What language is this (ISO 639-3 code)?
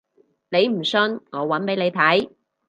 yue